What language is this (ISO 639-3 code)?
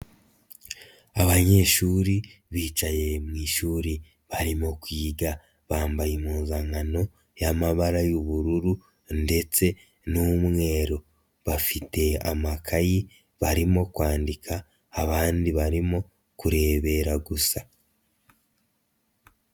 kin